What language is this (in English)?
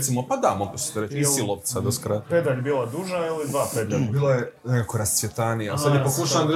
Croatian